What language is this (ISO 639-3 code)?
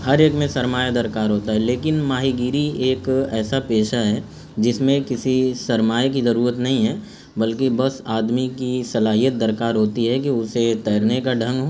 urd